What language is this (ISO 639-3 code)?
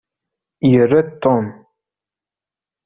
kab